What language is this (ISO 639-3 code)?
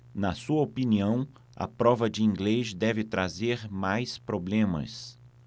por